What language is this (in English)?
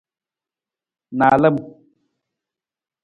Nawdm